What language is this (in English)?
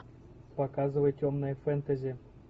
Russian